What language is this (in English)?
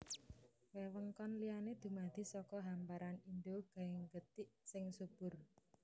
Javanese